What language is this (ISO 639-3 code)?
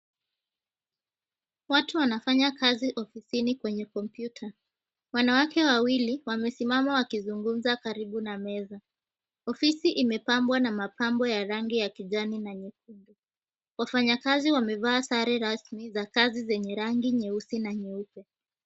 swa